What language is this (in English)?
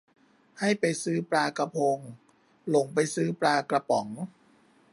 Thai